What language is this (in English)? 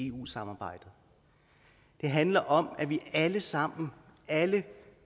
Danish